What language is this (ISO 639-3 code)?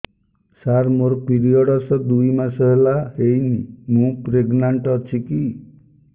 ori